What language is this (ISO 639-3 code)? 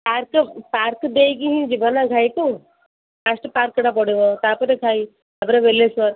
ori